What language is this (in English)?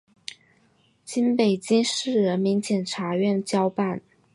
Chinese